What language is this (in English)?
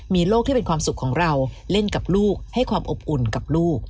Thai